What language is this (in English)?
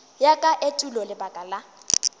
Northern Sotho